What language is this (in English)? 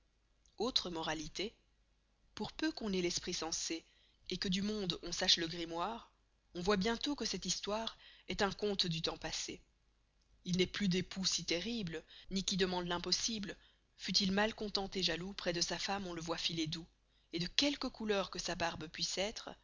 French